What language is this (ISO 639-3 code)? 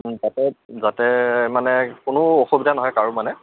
asm